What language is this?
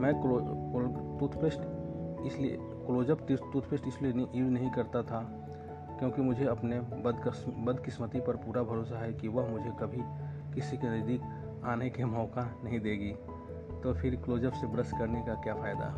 Hindi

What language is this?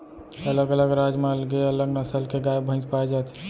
Chhattisgarhi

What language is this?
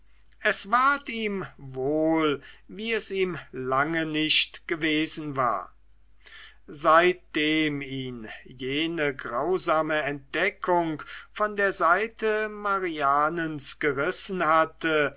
German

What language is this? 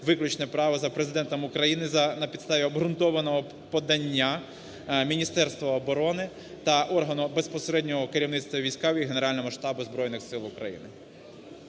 Ukrainian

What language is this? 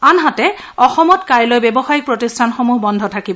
Assamese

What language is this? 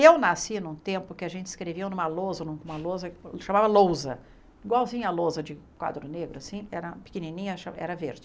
Portuguese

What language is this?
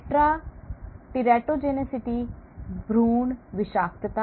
Hindi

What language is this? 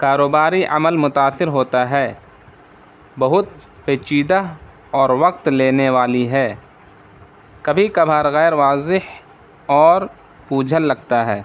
Urdu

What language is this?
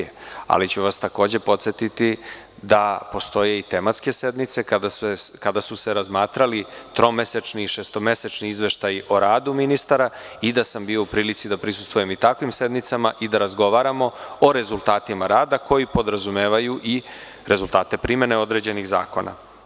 Serbian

